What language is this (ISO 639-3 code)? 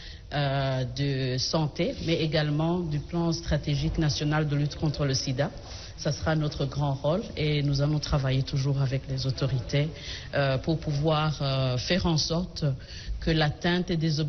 fra